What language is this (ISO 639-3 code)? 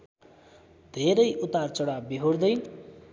nep